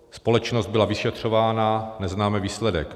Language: Czech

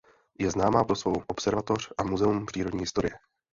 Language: Czech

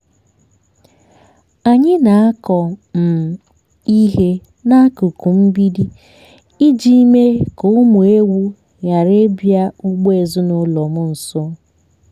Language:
Igbo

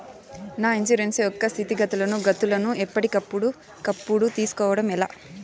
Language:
Telugu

